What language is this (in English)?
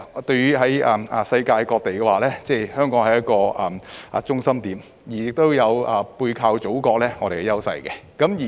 Cantonese